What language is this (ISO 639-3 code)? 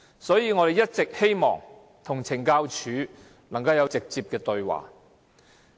yue